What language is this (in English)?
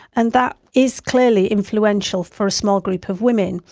English